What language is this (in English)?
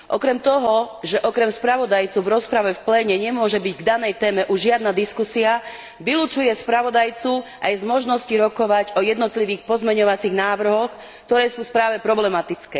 Slovak